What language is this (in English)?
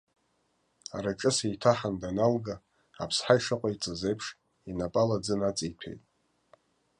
Abkhazian